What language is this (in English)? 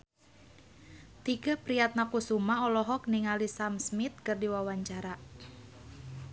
Sundanese